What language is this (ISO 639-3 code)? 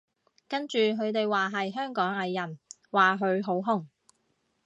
yue